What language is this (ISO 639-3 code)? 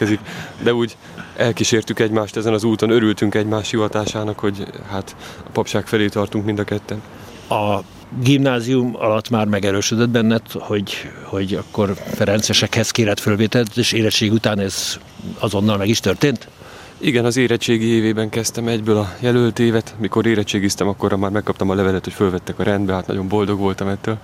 hun